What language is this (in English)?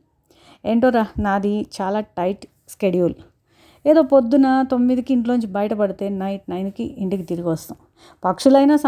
Telugu